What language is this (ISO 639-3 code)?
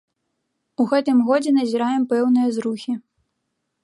bel